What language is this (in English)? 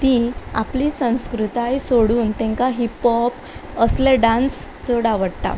Konkani